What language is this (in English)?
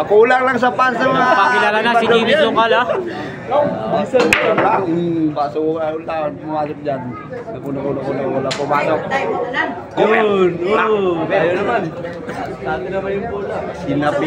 Filipino